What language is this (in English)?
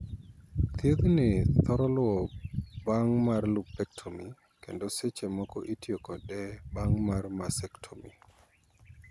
Luo (Kenya and Tanzania)